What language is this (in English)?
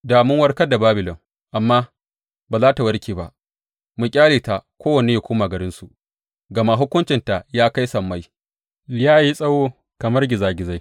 Hausa